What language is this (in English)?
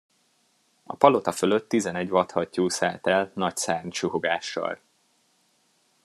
Hungarian